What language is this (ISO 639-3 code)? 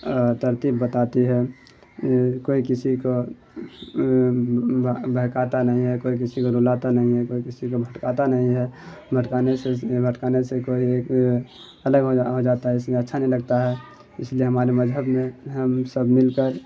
urd